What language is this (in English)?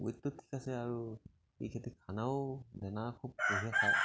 Assamese